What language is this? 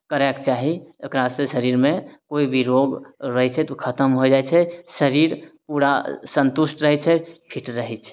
Maithili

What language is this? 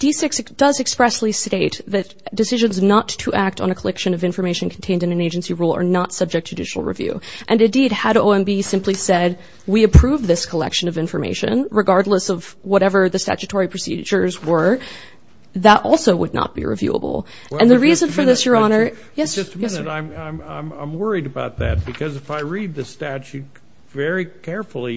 English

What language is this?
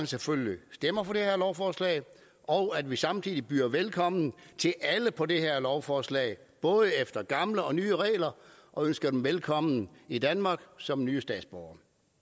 Danish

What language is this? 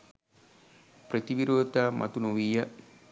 Sinhala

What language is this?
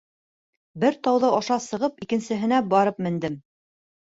Bashkir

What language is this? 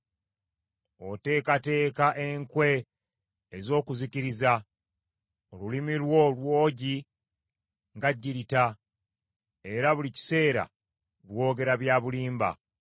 Ganda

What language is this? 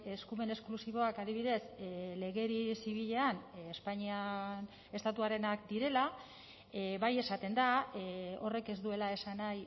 Basque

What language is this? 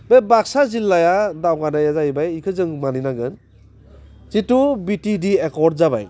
Bodo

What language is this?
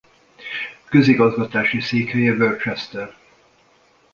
Hungarian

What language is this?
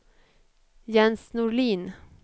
Swedish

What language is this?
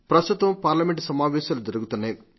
Telugu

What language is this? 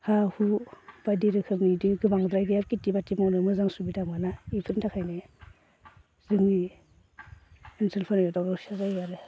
Bodo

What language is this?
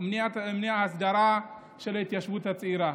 Hebrew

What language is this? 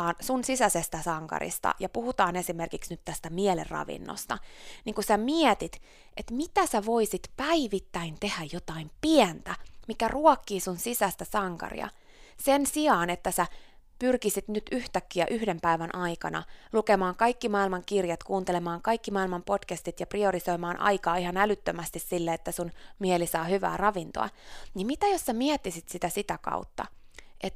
Finnish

